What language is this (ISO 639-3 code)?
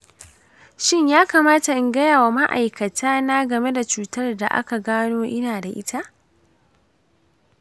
hau